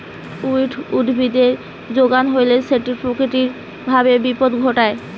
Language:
Bangla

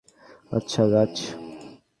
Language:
Bangla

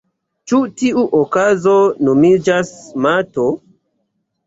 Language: Esperanto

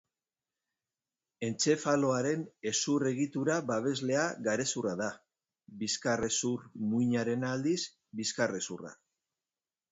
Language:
Basque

